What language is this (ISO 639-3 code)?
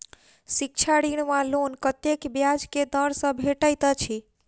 mai